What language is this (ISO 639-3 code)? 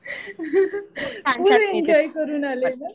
mar